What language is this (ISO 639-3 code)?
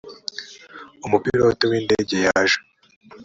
kin